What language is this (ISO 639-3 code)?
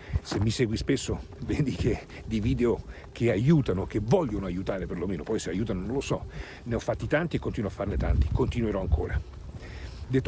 ita